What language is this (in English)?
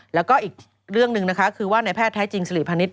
Thai